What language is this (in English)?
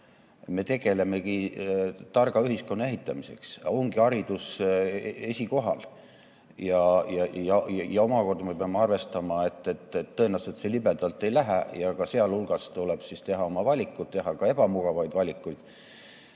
Estonian